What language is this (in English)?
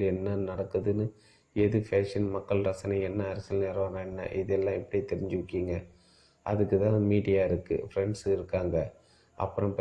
Tamil